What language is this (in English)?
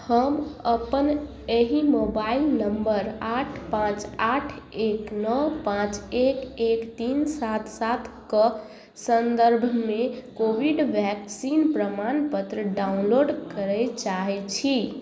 Maithili